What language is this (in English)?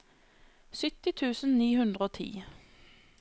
Norwegian